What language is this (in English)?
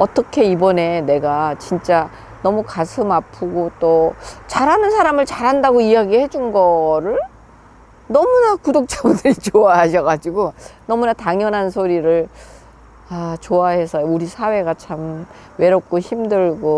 Korean